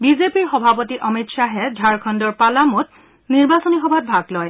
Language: Assamese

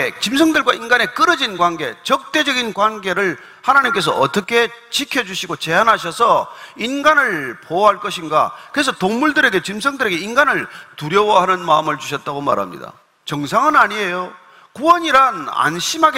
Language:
Korean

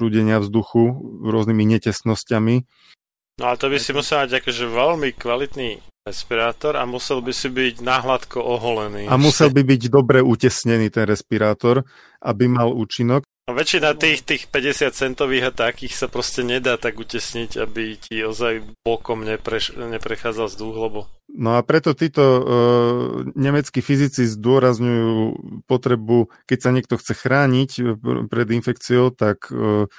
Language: Slovak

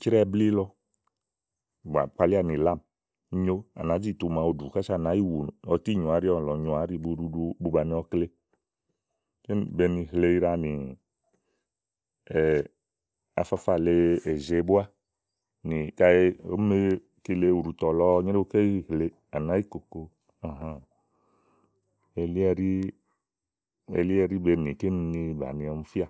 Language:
Igo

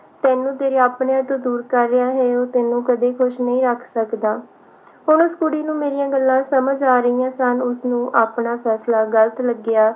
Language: Punjabi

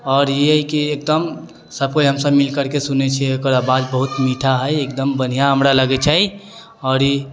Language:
Maithili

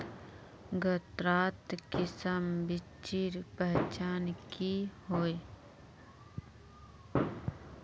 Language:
Magahi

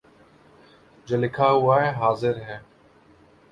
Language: Urdu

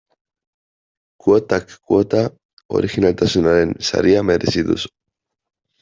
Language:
Basque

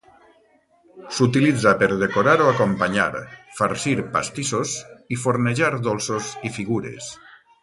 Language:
Catalan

